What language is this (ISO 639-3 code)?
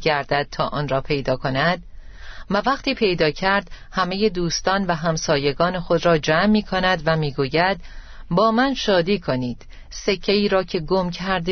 fas